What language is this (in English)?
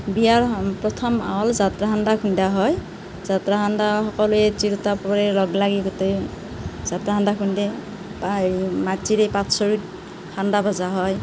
Assamese